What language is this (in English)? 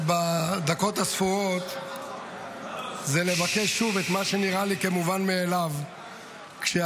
Hebrew